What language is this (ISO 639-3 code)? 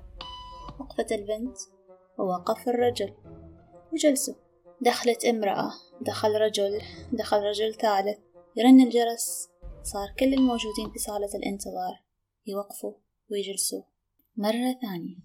ara